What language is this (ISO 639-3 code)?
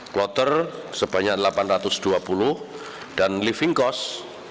ind